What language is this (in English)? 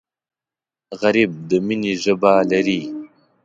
Pashto